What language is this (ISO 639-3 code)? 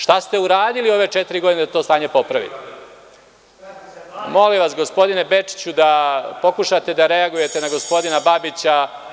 srp